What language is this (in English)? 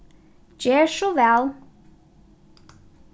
Faroese